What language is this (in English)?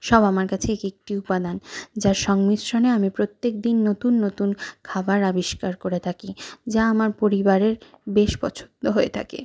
Bangla